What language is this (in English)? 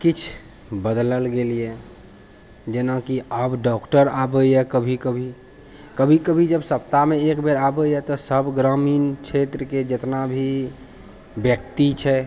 Maithili